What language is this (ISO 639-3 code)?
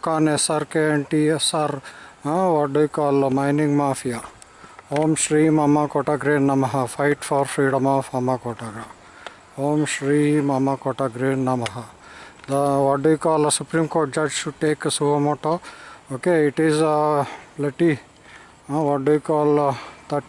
tel